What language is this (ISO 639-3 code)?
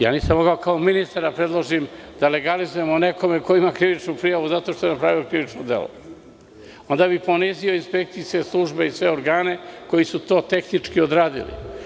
srp